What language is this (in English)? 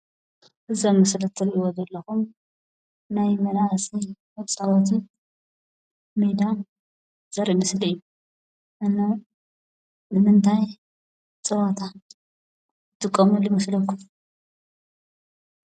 Tigrinya